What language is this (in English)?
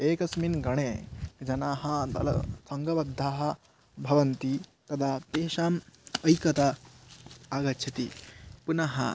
Sanskrit